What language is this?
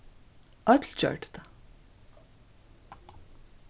Faroese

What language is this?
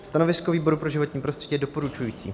Czech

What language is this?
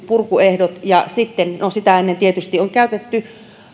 Finnish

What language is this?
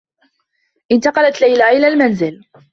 Arabic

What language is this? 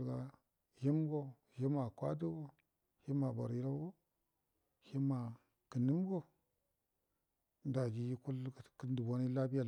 Buduma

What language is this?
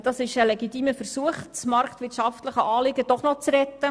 Swiss German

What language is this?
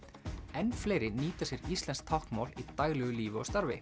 Icelandic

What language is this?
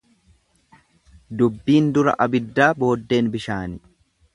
Oromo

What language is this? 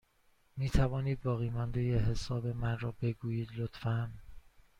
Persian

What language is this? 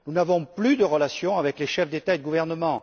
French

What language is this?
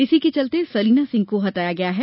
Hindi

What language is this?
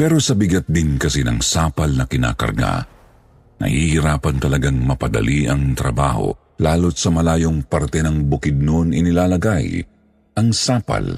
Filipino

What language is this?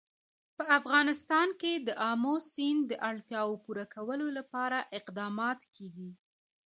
Pashto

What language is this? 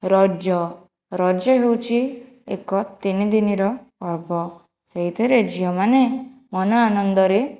Odia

